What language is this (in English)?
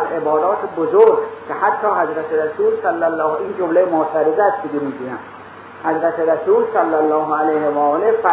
Persian